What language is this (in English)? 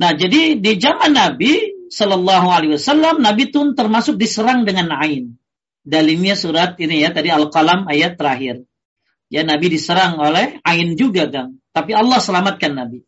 Indonesian